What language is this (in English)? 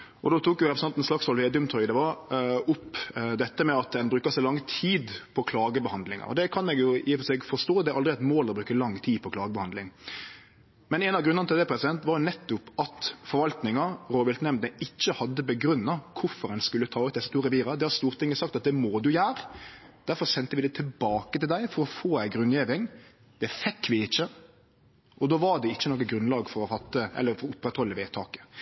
Norwegian Nynorsk